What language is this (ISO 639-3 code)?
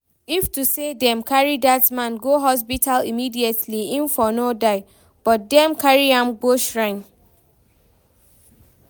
pcm